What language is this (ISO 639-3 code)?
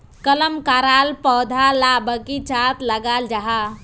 mag